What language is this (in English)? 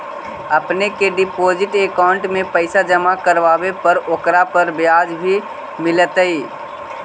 Magahi